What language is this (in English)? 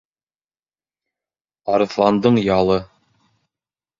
Bashkir